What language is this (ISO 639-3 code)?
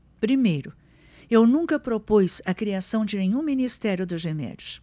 por